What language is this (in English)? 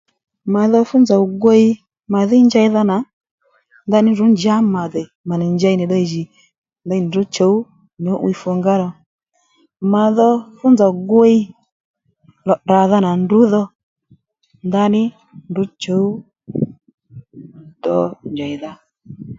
Lendu